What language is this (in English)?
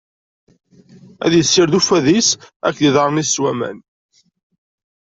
Kabyle